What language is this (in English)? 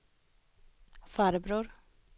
Swedish